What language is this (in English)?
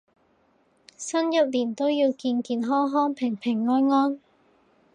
Cantonese